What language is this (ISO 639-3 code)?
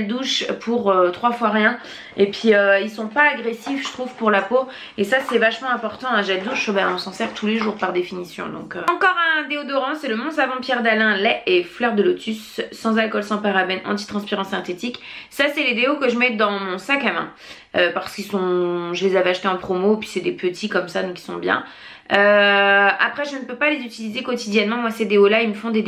fra